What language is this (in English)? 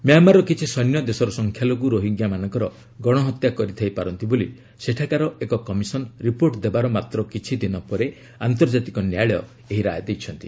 Odia